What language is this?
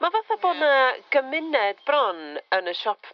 Welsh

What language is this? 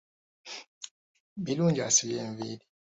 Ganda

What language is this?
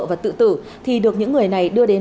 Vietnamese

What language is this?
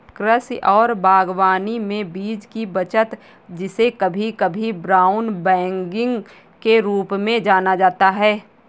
Hindi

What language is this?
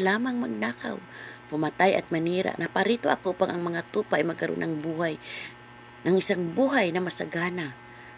Filipino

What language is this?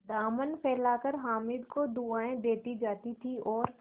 Hindi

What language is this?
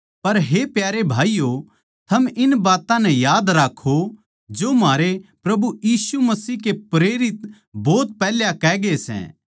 Haryanvi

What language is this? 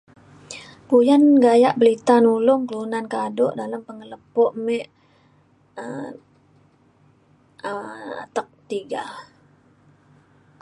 Mainstream Kenyah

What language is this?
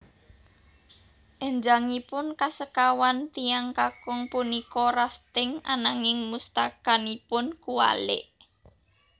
Javanese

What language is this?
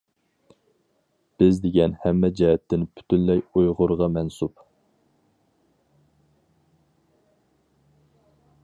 Uyghur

